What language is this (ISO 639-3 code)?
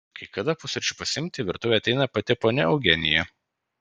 lit